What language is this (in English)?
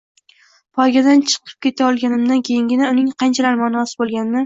Uzbek